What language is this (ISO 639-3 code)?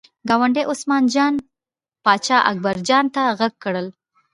pus